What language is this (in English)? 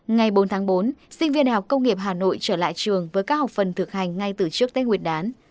Vietnamese